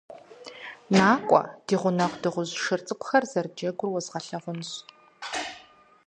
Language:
Kabardian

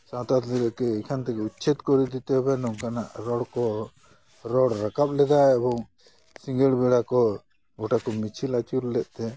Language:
Santali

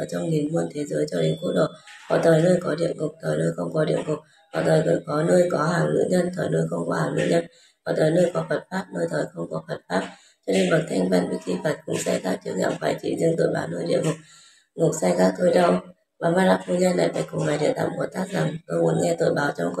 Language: Vietnamese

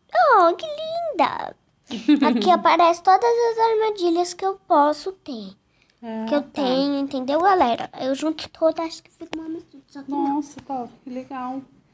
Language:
Portuguese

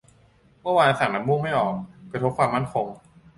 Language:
Thai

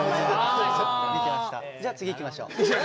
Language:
Japanese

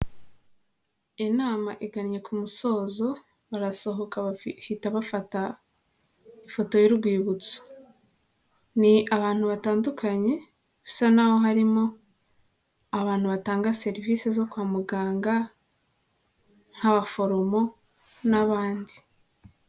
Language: Kinyarwanda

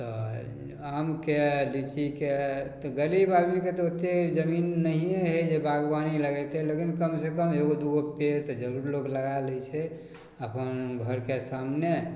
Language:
Maithili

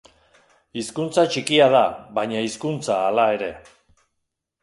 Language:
Basque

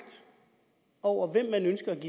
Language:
Danish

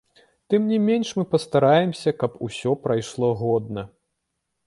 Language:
Belarusian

